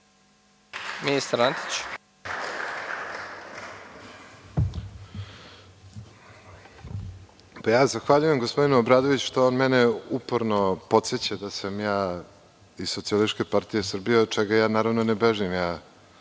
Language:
Serbian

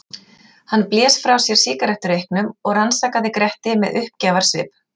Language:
Icelandic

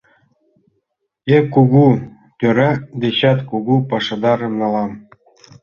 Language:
Mari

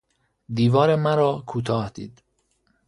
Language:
Persian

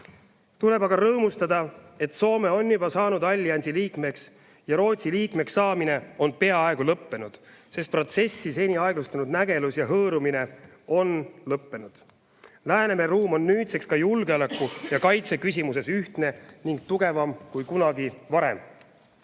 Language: Estonian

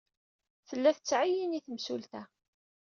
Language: Kabyle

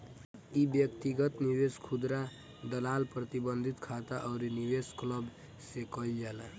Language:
Bhojpuri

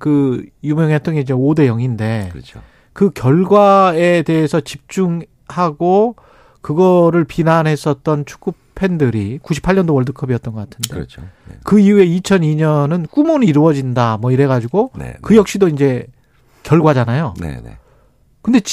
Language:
Korean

